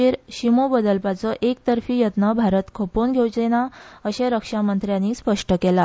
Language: Konkani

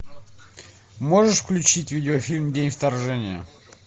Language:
Russian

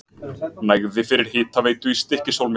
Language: Icelandic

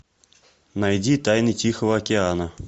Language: Russian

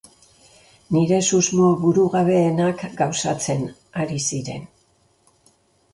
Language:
Basque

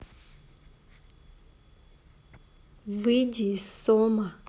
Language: Russian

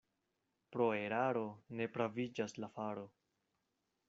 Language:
Esperanto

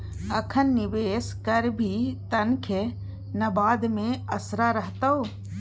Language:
Maithili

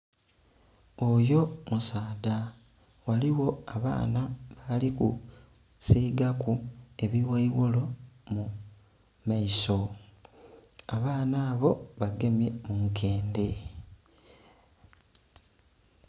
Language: Soga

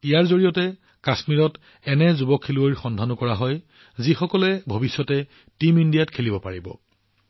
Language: Assamese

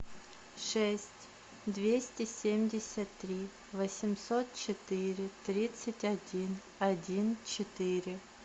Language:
Russian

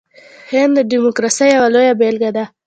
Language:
Pashto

